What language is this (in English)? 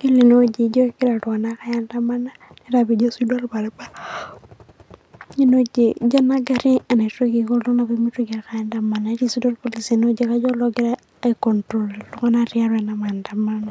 Masai